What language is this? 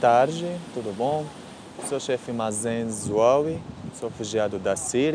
Portuguese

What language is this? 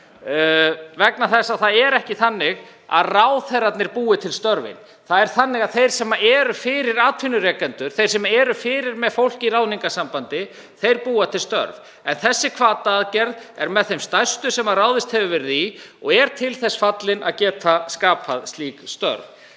Icelandic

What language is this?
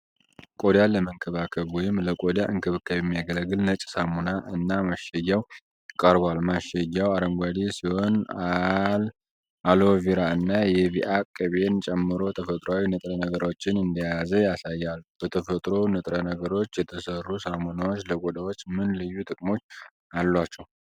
Amharic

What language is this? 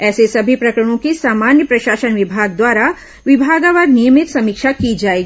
Hindi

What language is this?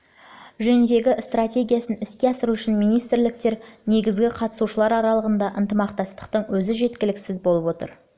Kazakh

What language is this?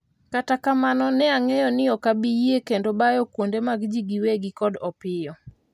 Luo (Kenya and Tanzania)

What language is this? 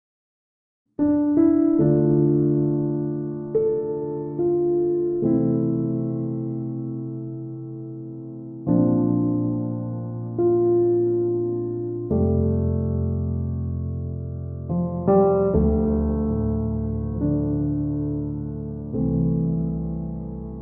Turkish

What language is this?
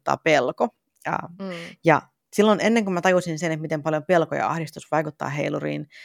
Finnish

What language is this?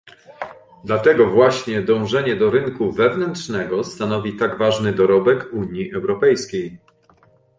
Polish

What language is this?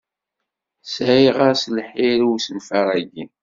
Kabyle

